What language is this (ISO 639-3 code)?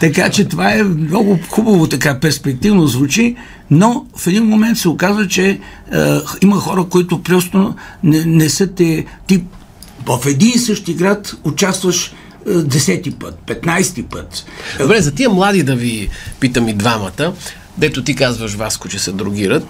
bul